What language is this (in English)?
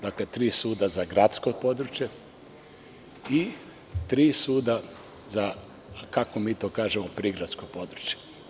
Serbian